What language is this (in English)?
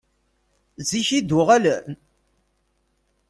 Kabyle